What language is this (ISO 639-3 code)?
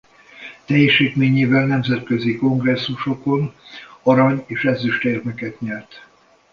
hun